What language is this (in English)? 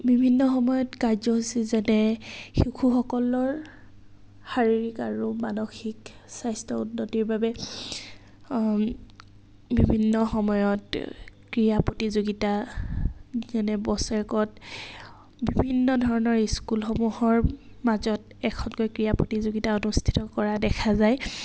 Assamese